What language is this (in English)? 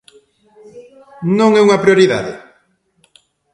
Galician